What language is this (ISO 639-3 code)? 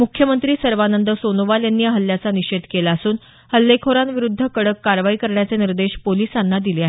mar